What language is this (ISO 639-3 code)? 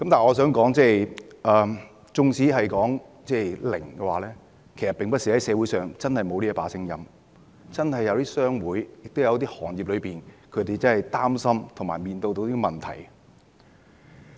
yue